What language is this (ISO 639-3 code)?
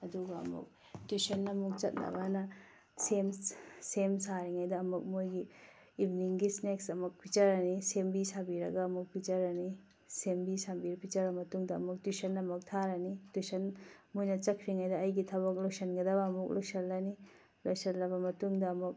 mni